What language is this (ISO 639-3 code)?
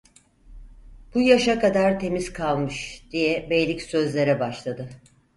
tur